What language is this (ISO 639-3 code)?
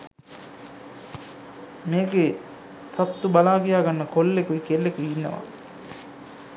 sin